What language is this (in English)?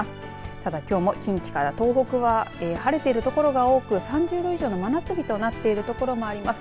Japanese